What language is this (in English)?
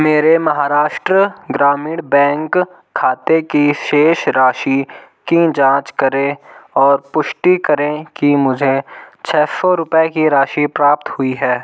Hindi